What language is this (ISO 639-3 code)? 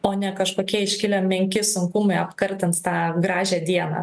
lit